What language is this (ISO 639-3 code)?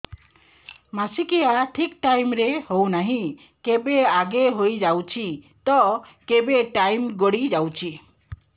ori